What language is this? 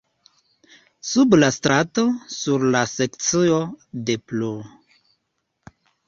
Esperanto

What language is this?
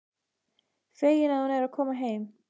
Icelandic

